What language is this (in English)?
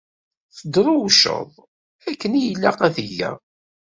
Kabyle